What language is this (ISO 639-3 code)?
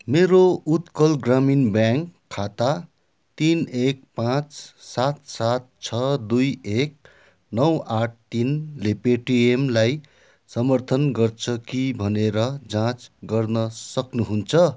nep